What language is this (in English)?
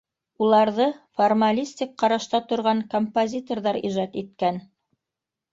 Bashkir